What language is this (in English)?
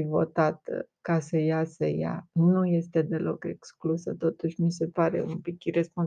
Romanian